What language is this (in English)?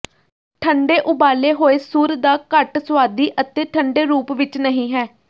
Punjabi